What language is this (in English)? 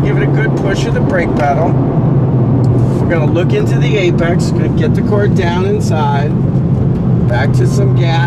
English